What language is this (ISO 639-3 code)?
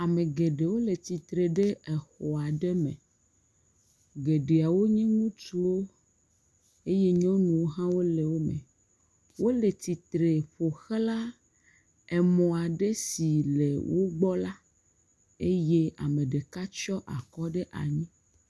ewe